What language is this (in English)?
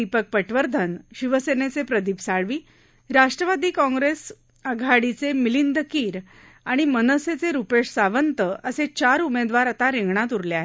Marathi